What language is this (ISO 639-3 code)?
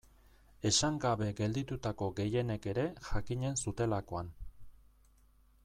eus